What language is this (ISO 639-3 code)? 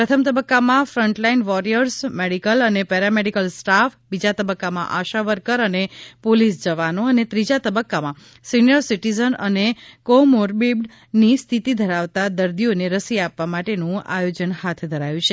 guj